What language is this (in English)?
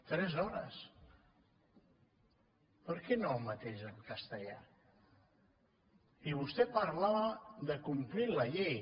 Catalan